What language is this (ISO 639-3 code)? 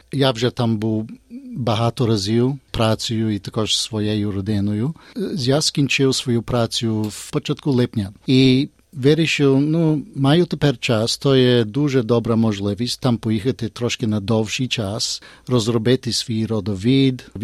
ukr